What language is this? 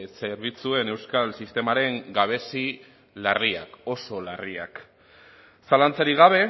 Basque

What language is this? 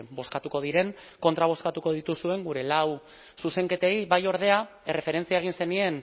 Basque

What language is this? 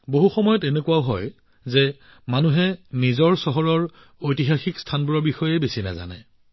Assamese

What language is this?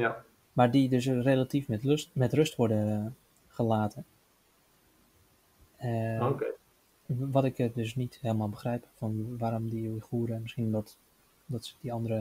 Dutch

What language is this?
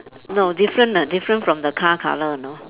English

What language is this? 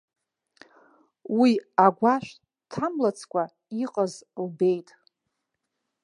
Abkhazian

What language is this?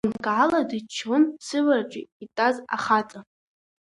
Abkhazian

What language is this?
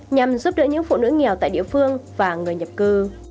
Vietnamese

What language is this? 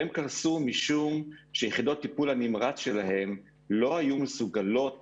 Hebrew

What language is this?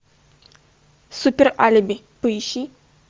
Russian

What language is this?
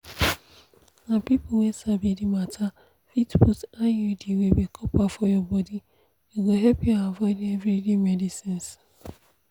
Nigerian Pidgin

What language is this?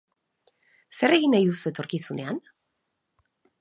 Basque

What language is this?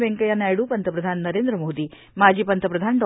Marathi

